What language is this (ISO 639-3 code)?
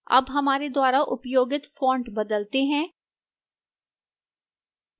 hin